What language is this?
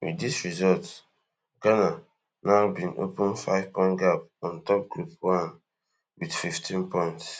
Nigerian Pidgin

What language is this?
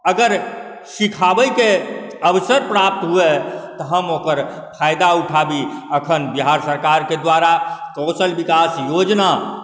Maithili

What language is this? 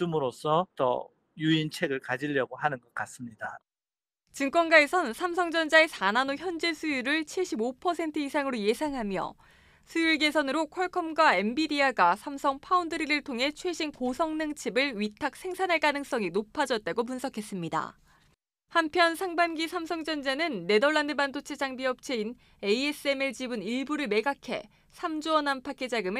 Korean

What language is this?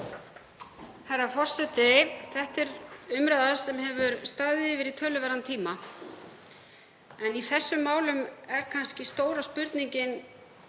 Icelandic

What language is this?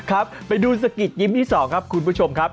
Thai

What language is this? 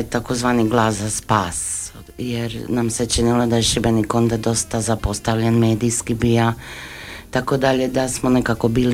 Croatian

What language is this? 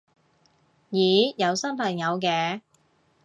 Cantonese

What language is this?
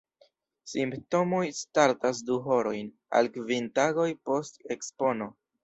Esperanto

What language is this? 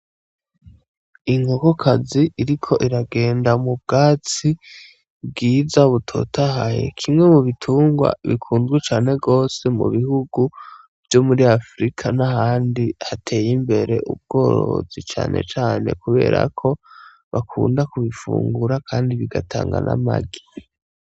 Rundi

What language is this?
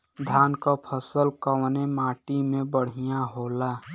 Bhojpuri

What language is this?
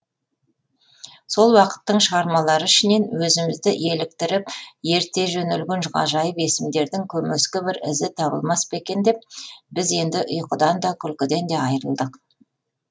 Kazakh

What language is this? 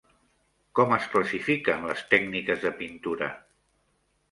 Catalan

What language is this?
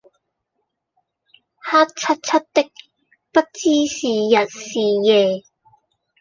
Cantonese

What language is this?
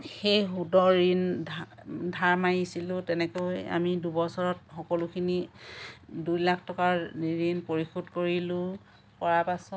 Assamese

